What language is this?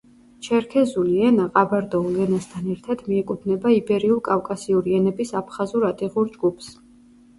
Georgian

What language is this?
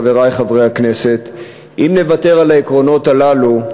Hebrew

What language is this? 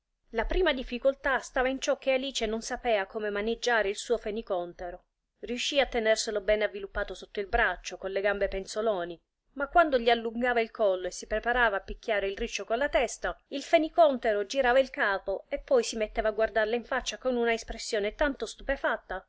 Italian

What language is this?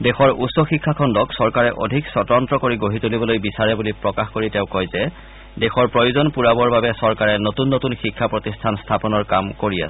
Assamese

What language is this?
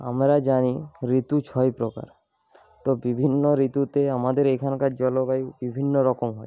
Bangla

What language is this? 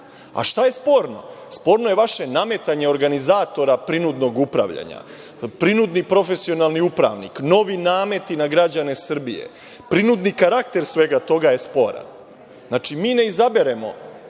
Serbian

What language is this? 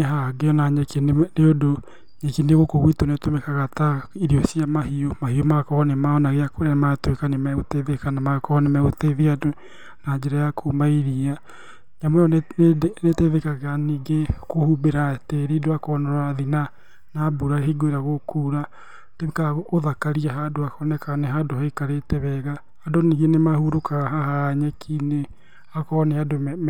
Kikuyu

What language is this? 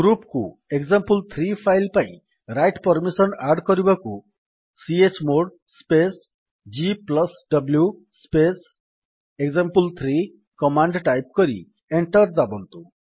Odia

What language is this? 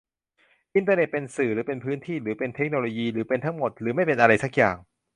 Thai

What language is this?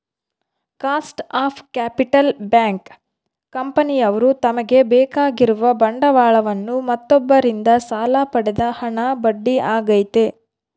Kannada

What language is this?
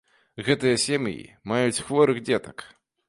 Belarusian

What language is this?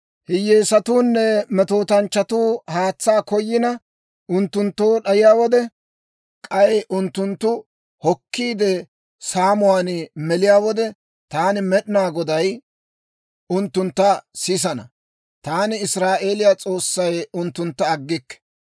Dawro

